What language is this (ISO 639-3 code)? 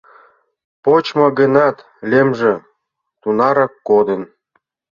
chm